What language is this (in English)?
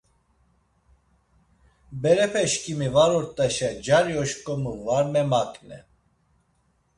Laz